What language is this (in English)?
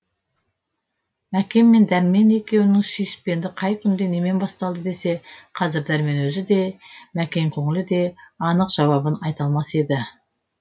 Kazakh